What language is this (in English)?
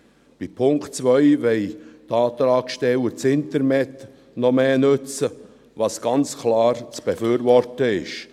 Swiss German